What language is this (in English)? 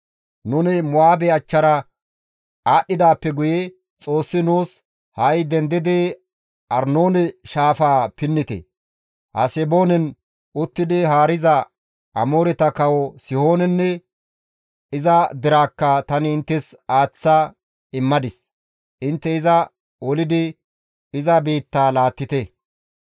Gamo